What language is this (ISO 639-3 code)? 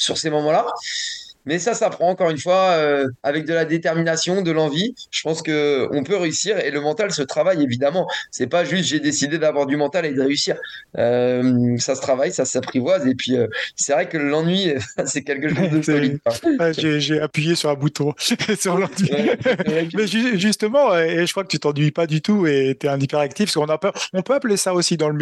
fra